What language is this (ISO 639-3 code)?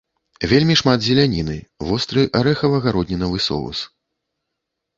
bel